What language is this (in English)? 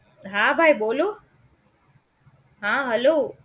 Gujarati